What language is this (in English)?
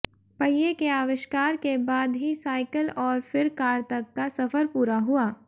Hindi